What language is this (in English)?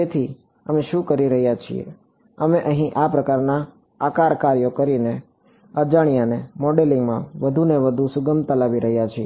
Gujarati